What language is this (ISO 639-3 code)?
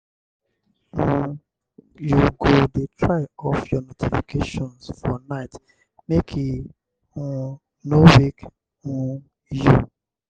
pcm